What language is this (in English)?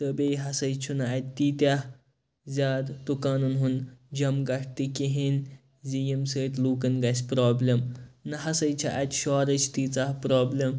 Kashmiri